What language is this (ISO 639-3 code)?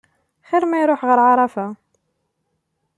kab